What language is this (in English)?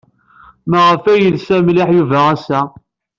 Kabyle